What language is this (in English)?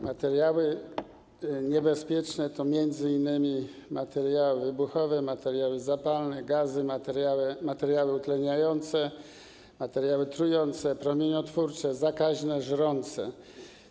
Polish